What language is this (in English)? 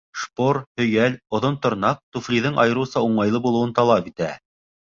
Bashkir